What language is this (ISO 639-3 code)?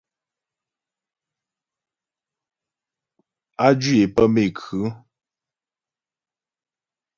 bbj